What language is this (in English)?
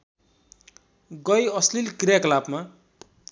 Nepali